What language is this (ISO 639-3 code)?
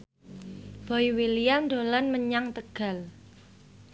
jav